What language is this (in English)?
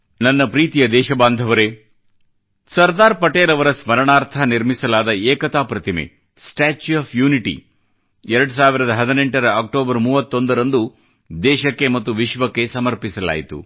Kannada